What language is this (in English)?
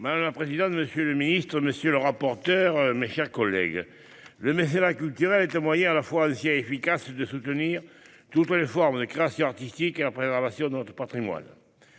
French